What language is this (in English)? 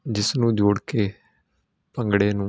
Punjabi